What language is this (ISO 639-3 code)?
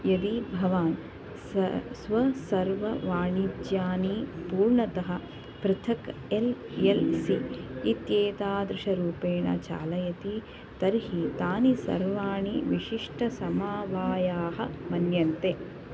san